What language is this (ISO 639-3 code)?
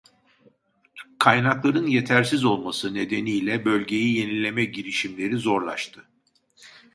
tur